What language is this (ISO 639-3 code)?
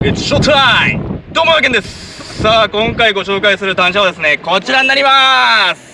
jpn